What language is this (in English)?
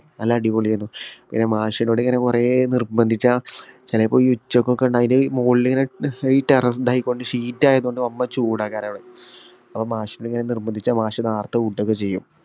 Malayalam